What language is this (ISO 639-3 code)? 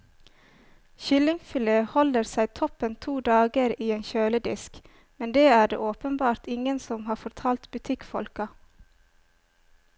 nor